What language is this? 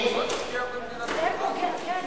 Hebrew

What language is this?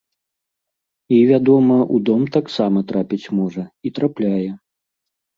Belarusian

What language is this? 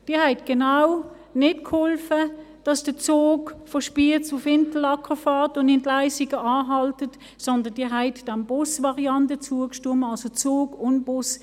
Swiss German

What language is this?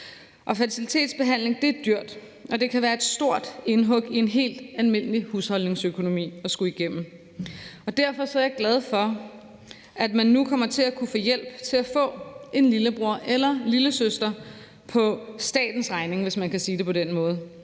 Danish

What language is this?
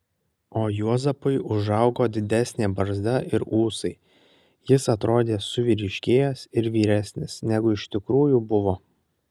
Lithuanian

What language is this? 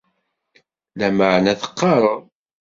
Kabyle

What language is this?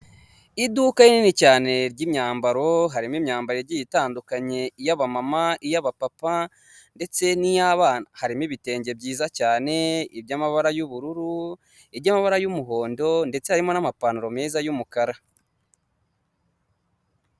Kinyarwanda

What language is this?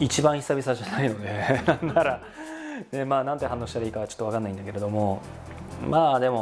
Japanese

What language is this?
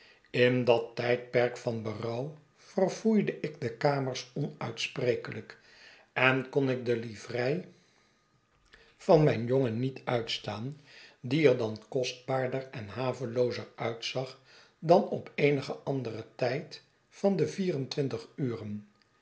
Dutch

